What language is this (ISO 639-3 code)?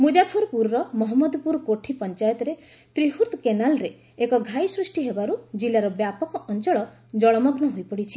ori